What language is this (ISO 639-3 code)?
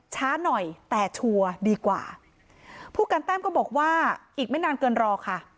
tha